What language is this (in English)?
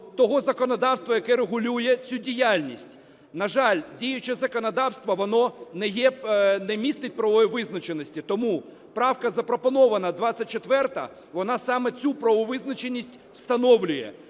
Ukrainian